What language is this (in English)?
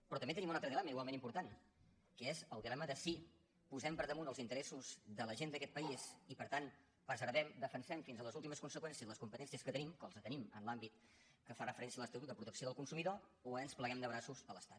Catalan